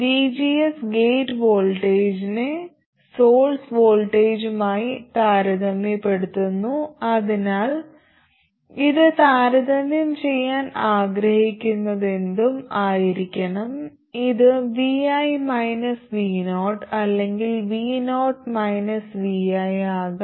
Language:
Malayalam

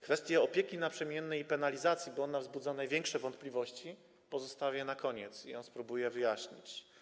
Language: Polish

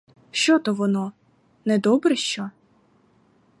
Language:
Ukrainian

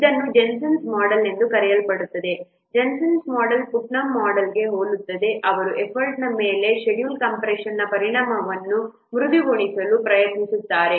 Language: Kannada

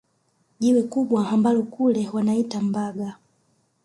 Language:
Swahili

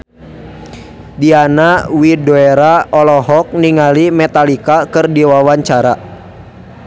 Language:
Sundanese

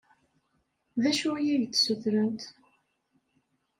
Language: Kabyle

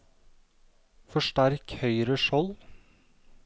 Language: Norwegian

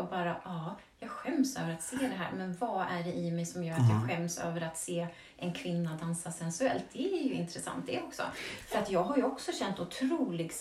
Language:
Swedish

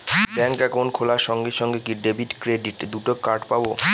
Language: Bangla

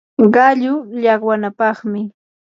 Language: Yanahuanca Pasco Quechua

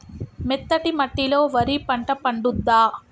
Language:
Telugu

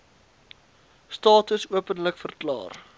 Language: Afrikaans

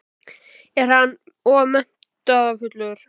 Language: Icelandic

